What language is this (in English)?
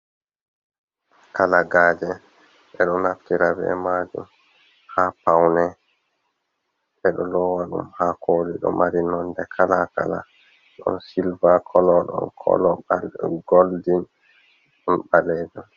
Fula